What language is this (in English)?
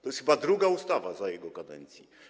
Polish